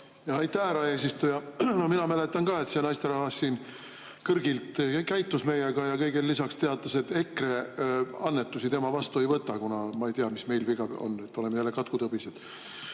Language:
Estonian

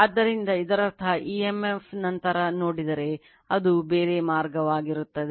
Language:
Kannada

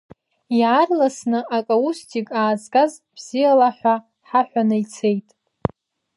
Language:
Abkhazian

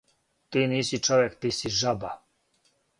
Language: Serbian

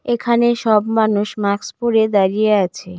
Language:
Bangla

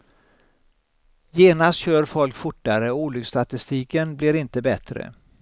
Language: Swedish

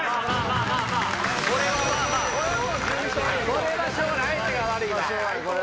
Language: Japanese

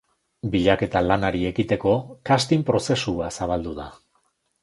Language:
Basque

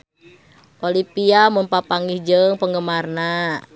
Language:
Sundanese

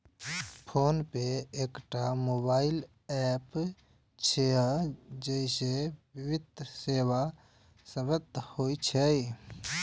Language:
Maithili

